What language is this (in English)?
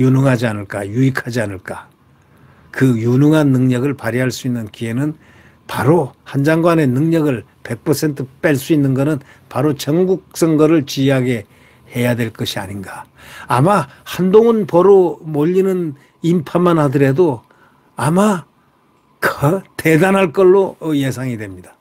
Korean